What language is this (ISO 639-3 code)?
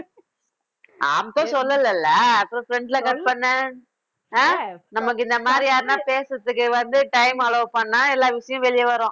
tam